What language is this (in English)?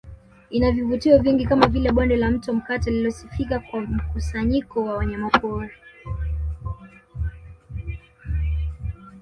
Swahili